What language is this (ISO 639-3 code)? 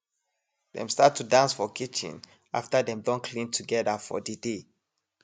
pcm